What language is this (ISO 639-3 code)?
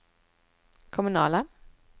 swe